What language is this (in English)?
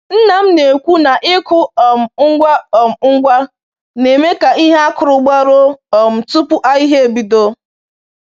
Igbo